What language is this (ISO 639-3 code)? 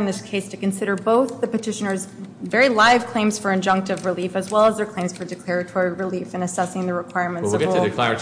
eng